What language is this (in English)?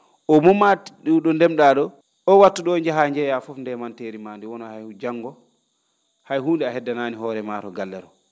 Fula